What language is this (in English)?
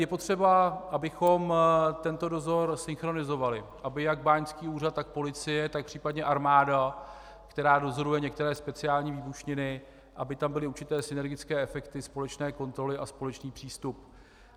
Czech